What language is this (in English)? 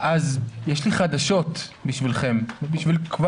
Hebrew